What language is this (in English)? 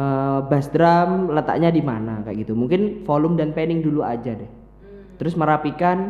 Indonesian